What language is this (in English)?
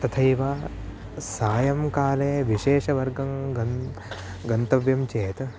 Sanskrit